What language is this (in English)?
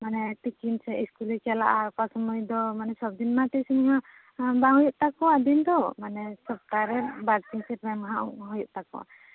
Santali